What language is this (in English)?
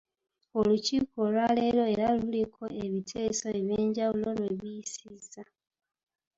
Ganda